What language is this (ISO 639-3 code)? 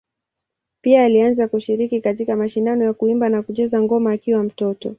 swa